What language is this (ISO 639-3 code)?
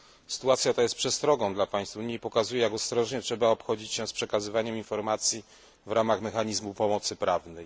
pol